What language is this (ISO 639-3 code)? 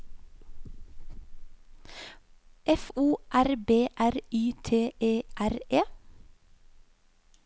nor